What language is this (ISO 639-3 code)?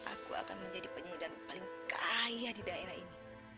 ind